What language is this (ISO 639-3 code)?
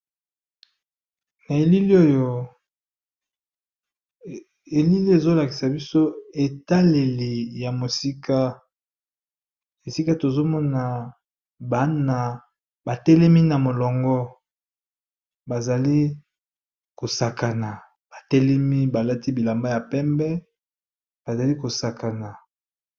lin